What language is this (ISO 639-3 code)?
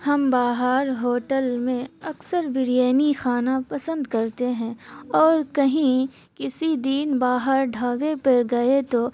urd